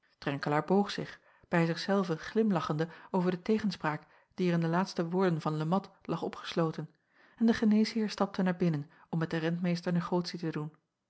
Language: Dutch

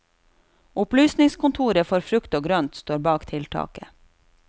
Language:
Norwegian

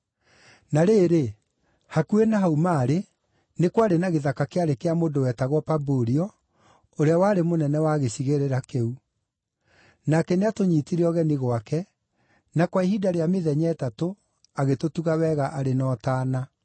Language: Kikuyu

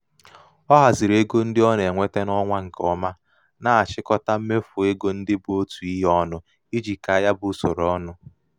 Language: Igbo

